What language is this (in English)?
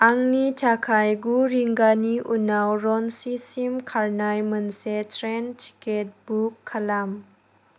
Bodo